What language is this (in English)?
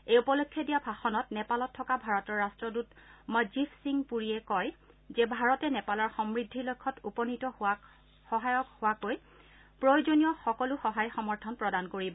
Assamese